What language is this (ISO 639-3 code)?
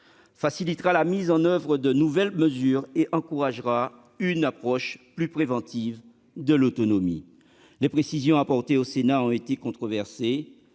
fra